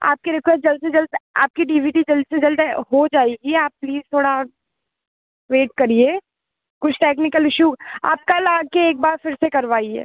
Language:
Hindi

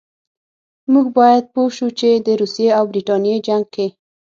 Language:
Pashto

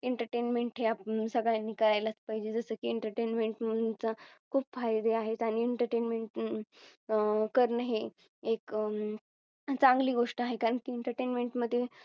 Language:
Marathi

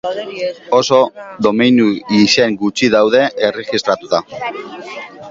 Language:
Basque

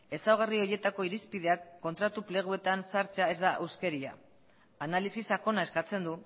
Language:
Basque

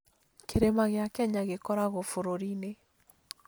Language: Kikuyu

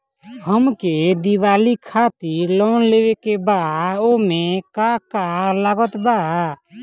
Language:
Bhojpuri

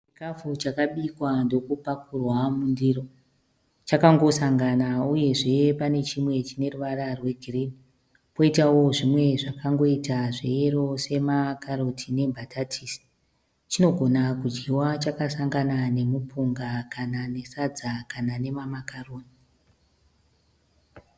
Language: Shona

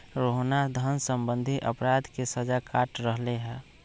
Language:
Magahi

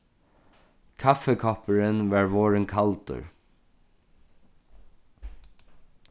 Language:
Faroese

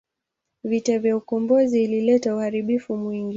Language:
Swahili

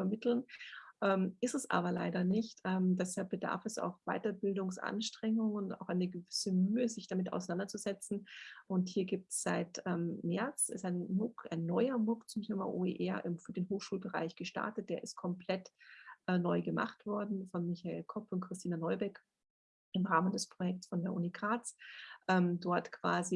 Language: German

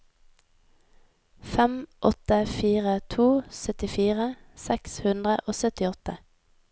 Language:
Norwegian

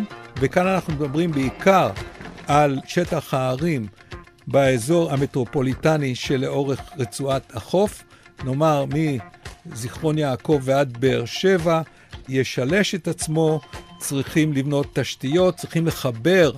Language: Hebrew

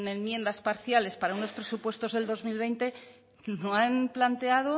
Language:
Spanish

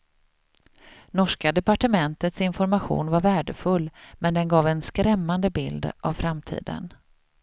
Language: Swedish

